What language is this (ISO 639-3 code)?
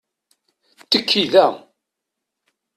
kab